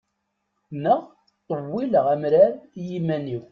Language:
Kabyle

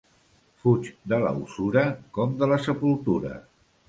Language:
Catalan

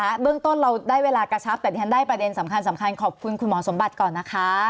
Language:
Thai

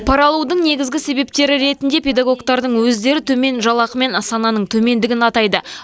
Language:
Kazakh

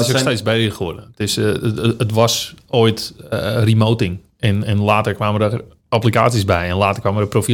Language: Dutch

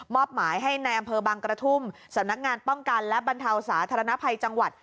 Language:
Thai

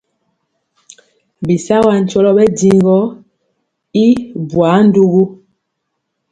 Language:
Mpiemo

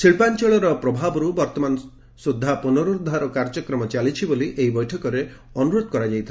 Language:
Odia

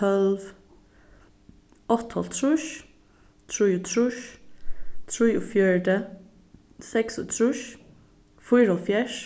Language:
Faroese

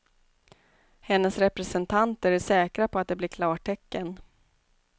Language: Swedish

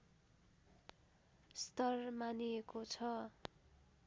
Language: Nepali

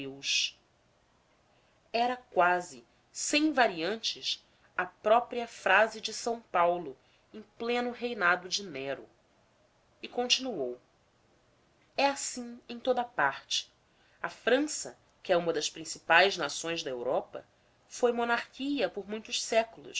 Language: Portuguese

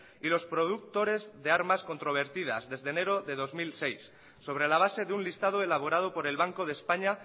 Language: Spanish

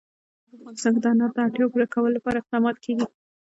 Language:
Pashto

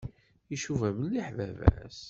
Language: Kabyle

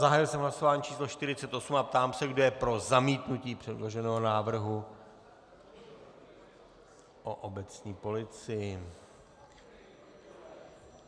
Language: Czech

